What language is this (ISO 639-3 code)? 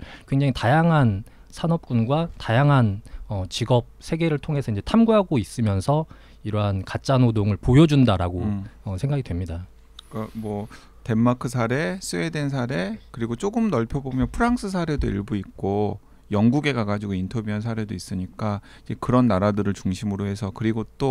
kor